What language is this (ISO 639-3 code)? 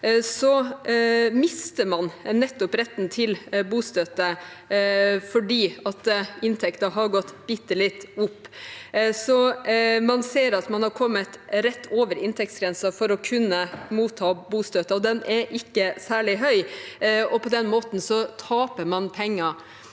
nor